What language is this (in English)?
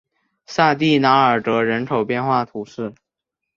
Chinese